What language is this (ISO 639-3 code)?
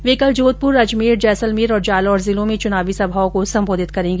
hin